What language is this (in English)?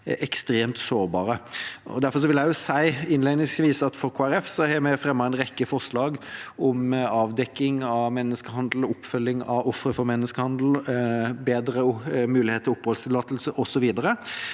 Norwegian